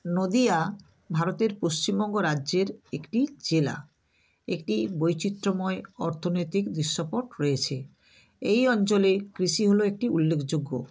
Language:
Bangla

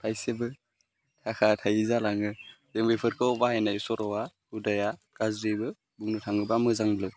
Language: Bodo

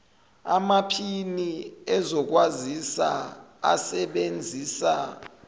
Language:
Zulu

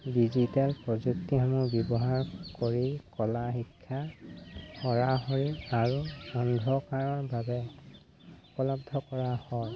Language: Assamese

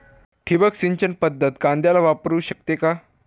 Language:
Marathi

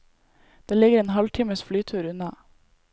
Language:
Norwegian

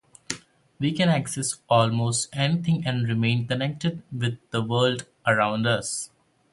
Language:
English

